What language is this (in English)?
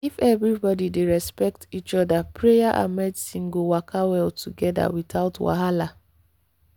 Nigerian Pidgin